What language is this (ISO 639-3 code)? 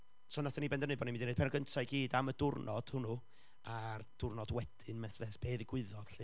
cym